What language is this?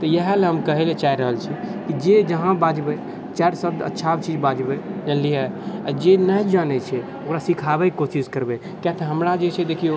Maithili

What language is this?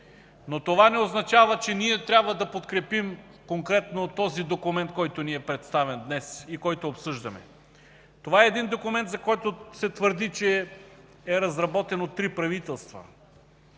Bulgarian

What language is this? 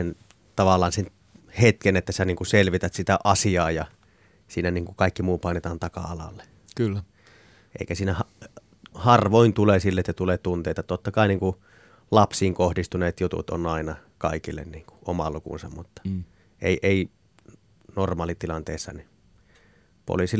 Finnish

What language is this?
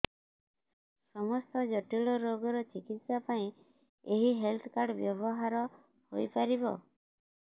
Odia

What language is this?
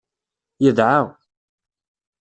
Kabyle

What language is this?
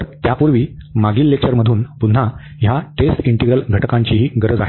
Marathi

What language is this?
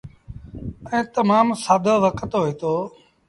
Sindhi Bhil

